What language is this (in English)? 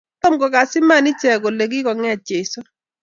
Kalenjin